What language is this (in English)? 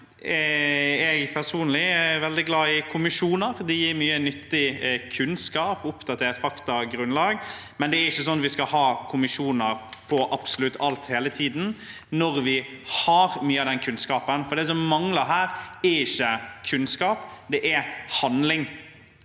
Norwegian